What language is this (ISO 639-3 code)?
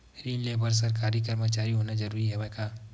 hne